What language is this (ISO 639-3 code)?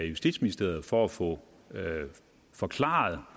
dan